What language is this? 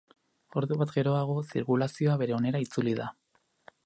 Basque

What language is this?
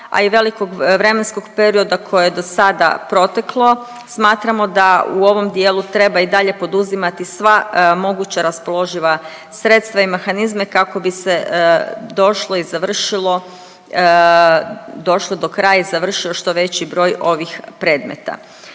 Croatian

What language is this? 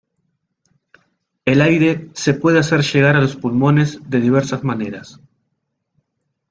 Spanish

